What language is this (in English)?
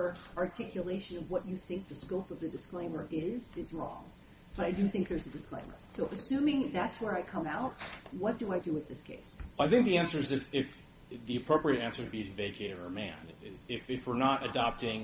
English